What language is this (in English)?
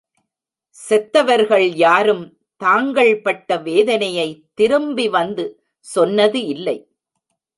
Tamil